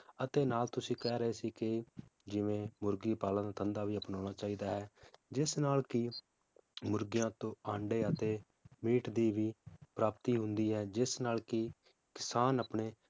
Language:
Punjabi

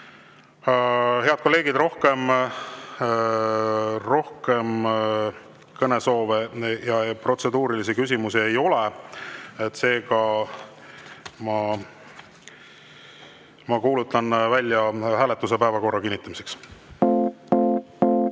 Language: Estonian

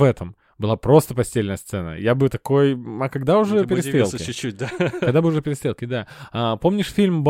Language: Russian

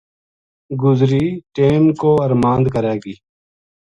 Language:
Gujari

